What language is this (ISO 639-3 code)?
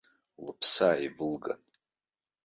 abk